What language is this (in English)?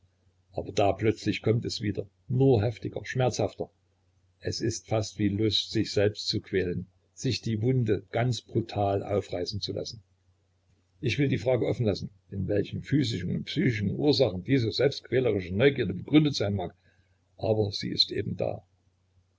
German